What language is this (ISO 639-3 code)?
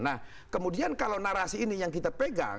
ind